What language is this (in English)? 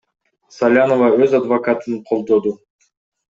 Kyrgyz